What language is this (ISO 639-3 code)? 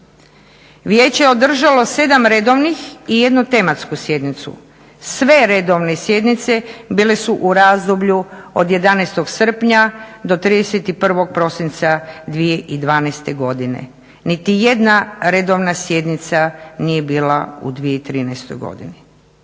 hrv